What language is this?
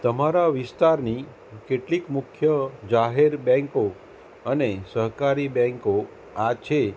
Gujarati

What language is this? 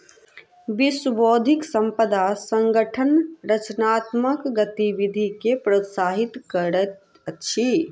Maithili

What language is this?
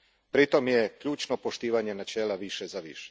Croatian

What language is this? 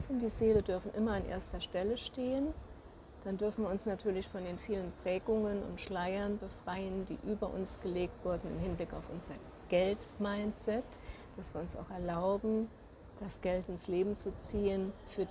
German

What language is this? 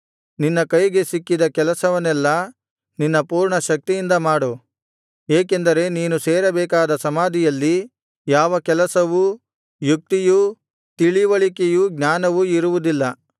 Kannada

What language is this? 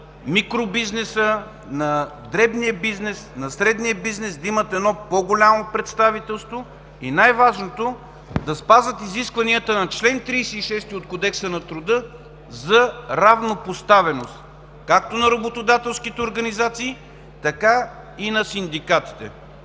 Bulgarian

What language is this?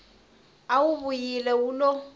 Tsonga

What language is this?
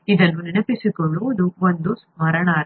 Kannada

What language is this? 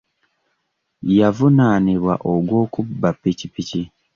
Ganda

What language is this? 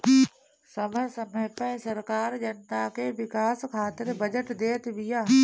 Bhojpuri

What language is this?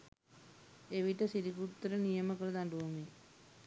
Sinhala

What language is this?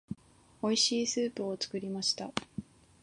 Japanese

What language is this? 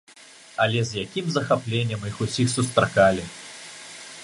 Belarusian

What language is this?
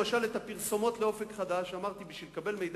Hebrew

